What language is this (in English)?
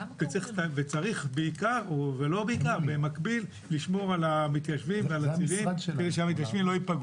Hebrew